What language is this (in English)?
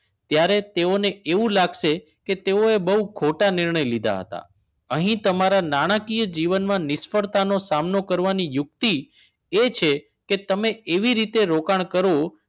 Gujarati